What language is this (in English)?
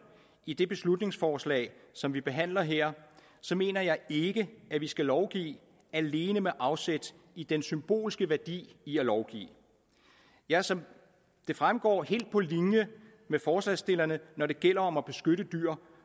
Danish